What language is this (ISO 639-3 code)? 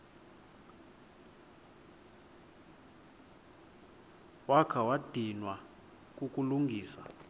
xho